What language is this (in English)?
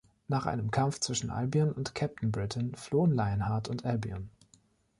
German